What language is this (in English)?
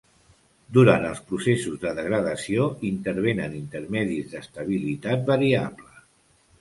Catalan